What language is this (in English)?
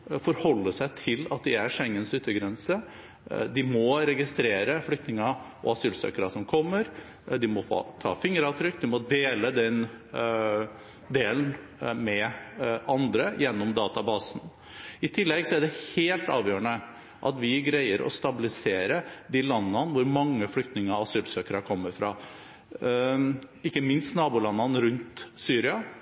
Norwegian Bokmål